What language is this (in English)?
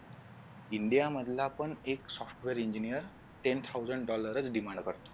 Marathi